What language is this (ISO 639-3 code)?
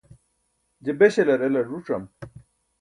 bsk